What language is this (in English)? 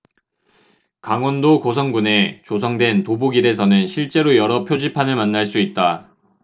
Korean